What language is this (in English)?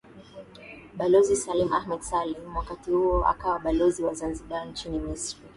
Swahili